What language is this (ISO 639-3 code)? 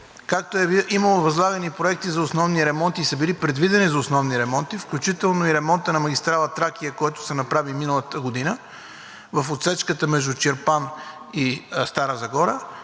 bul